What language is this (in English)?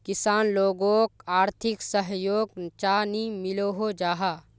Magahi